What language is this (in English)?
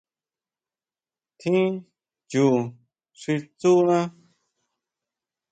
Huautla Mazatec